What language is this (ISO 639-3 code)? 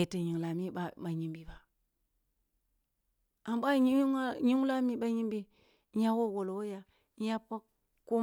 bbu